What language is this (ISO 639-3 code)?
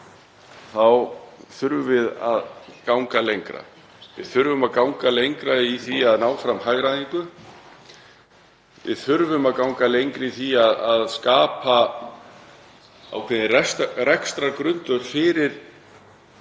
isl